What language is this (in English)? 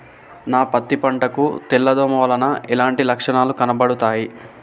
Telugu